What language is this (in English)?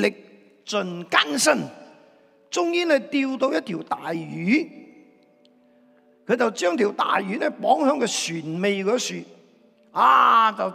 Chinese